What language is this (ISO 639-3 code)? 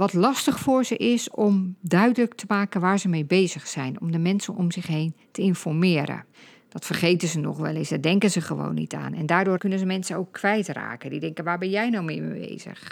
nld